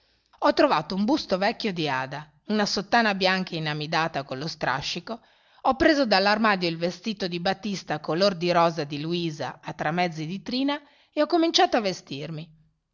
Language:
Italian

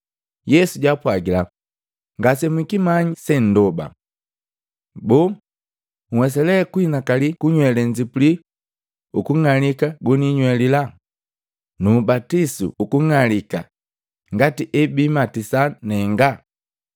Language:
Matengo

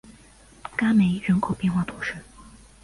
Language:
Chinese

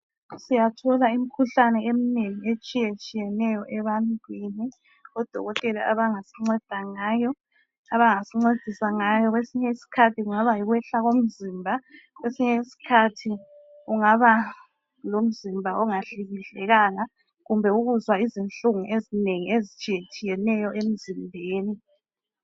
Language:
North Ndebele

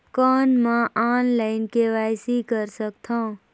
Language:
Chhattisgarhi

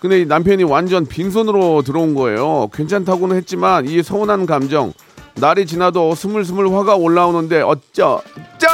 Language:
Korean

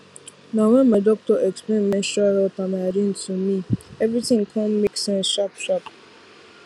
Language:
Nigerian Pidgin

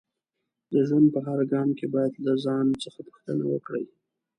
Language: Pashto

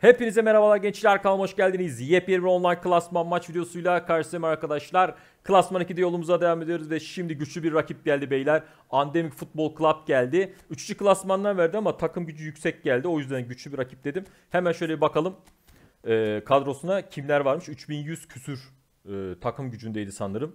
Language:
Turkish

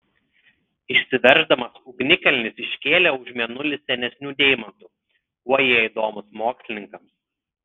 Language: Lithuanian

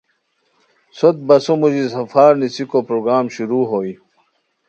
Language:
Khowar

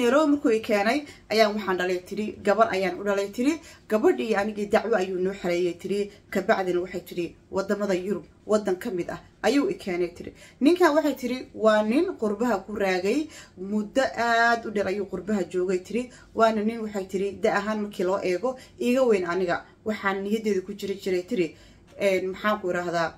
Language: Arabic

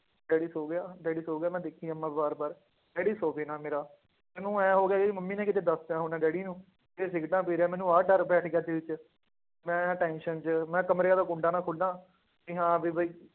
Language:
Punjabi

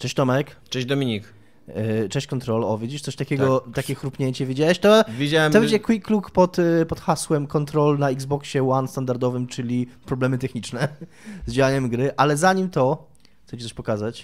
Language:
Polish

